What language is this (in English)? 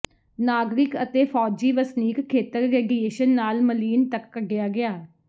Punjabi